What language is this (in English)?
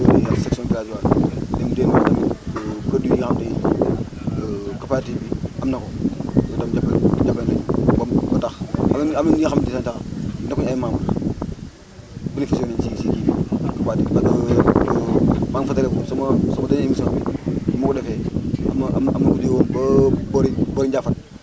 Wolof